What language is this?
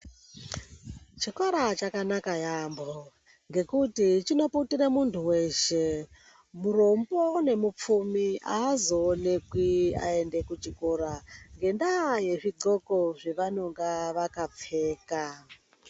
Ndau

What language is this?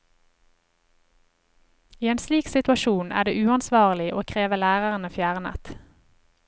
Norwegian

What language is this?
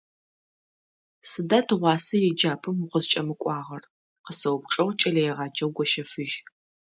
Adyghe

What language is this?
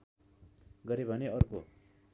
Nepali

